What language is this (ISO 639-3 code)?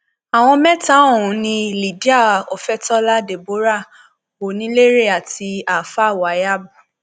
yor